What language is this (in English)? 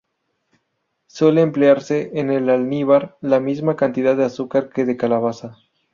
Spanish